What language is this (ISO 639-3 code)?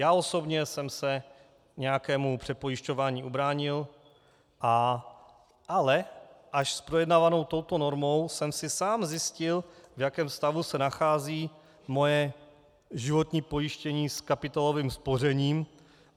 ces